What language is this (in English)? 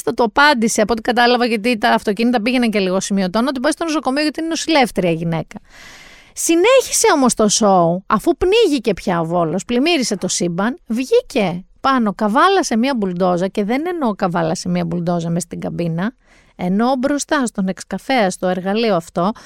Greek